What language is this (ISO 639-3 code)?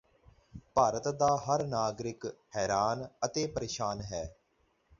pan